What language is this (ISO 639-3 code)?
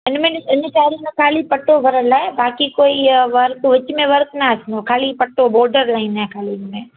snd